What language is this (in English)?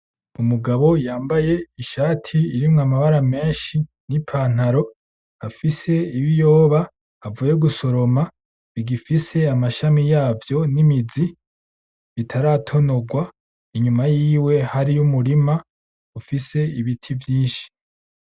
Rundi